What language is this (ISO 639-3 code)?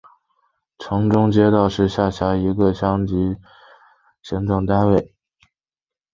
zho